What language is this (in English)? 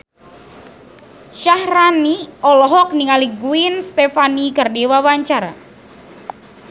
Sundanese